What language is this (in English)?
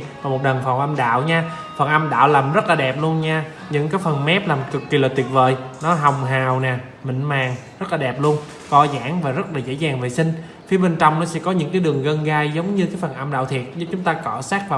Vietnamese